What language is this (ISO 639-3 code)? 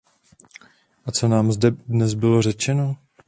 ces